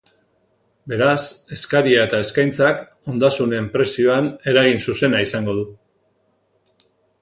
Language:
Basque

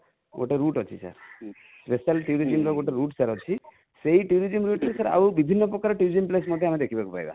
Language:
Odia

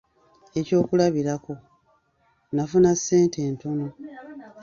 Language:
Ganda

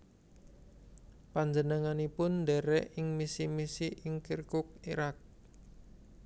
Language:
Javanese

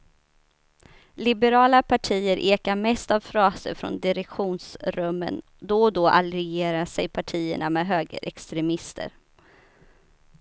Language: Swedish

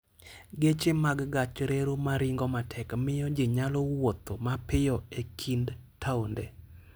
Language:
Luo (Kenya and Tanzania)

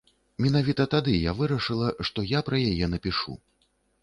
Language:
Belarusian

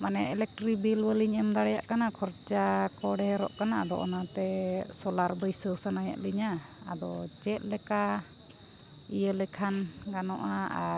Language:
Santali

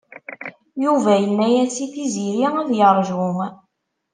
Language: Kabyle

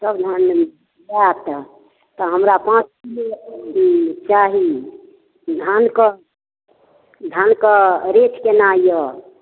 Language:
Maithili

